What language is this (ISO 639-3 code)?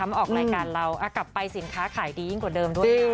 tha